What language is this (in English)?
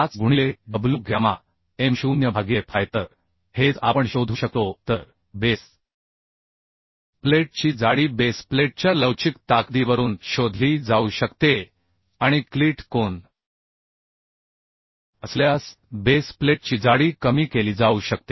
Marathi